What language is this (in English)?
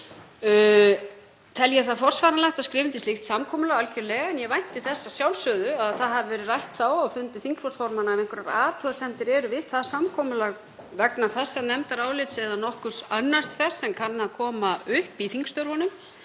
Icelandic